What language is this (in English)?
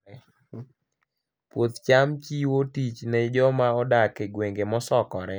Luo (Kenya and Tanzania)